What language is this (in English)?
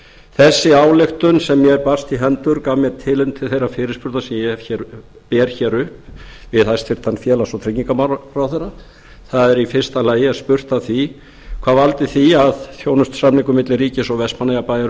Icelandic